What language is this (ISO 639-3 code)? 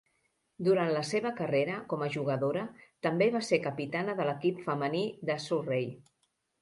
cat